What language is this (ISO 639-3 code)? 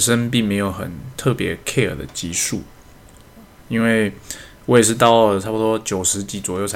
zho